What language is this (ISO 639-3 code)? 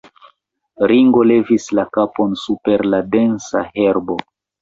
epo